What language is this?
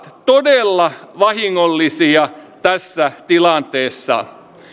Finnish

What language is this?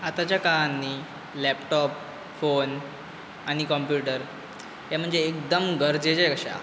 Konkani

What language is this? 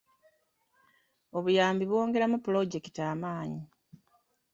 Ganda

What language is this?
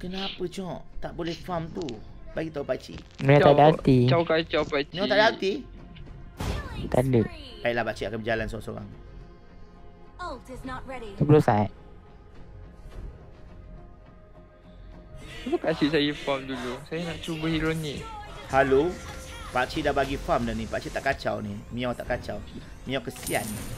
Malay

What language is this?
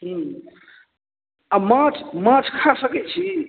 Maithili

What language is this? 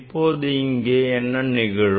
Tamil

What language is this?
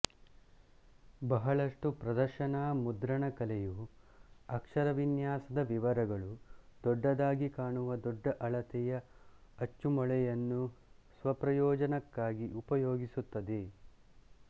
Kannada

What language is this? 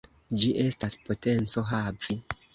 Esperanto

